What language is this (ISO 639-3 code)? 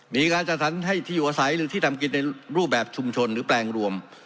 tha